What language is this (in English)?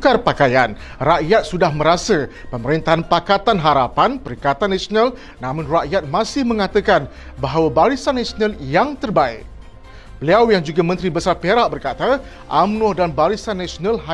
Malay